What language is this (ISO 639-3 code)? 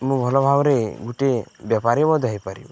ori